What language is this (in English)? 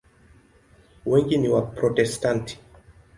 Swahili